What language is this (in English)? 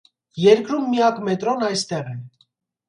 Armenian